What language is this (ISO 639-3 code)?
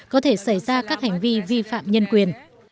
vie